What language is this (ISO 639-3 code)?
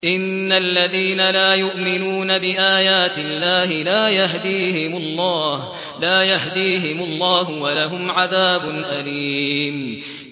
ara